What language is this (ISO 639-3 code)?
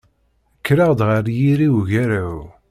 kab